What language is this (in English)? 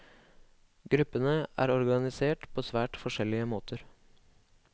Norwegian